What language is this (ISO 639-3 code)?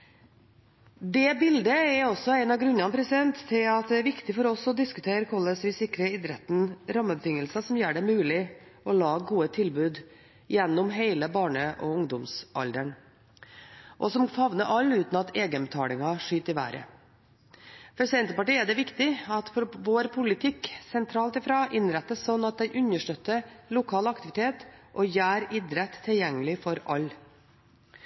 nob